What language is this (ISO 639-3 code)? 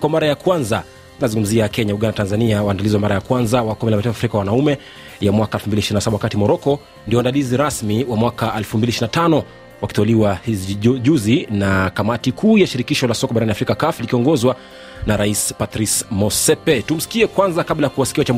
swa